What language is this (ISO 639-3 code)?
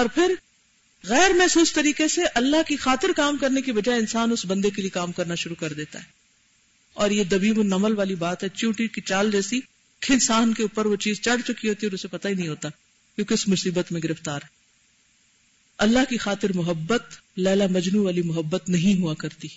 urd